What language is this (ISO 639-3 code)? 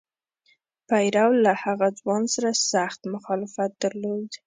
pus